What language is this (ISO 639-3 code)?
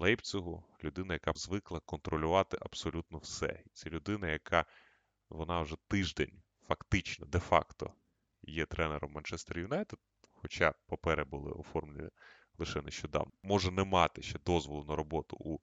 ukr